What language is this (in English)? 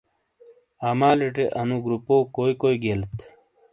Shina